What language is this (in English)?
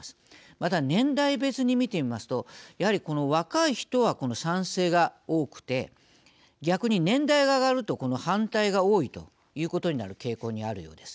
Japanese